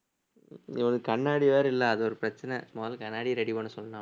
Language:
Tamil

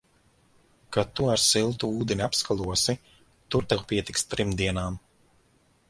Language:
Latvian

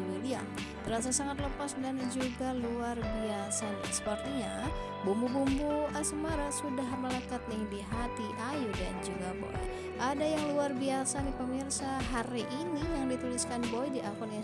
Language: Indonesian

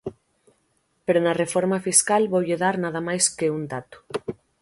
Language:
Galician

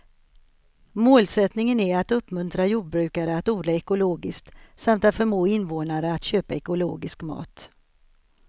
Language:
Swedish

